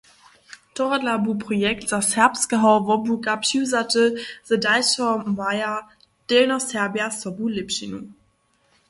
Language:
Upper Sorbian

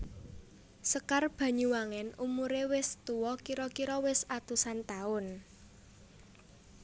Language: Javanese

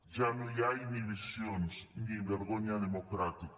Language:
Catalan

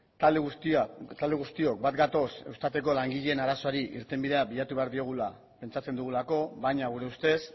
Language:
Basque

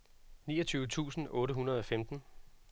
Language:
Danish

